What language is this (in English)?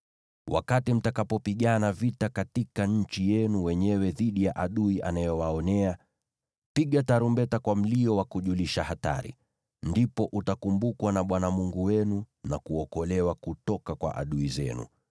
Swahili